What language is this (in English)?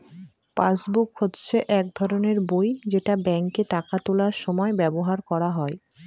Bangla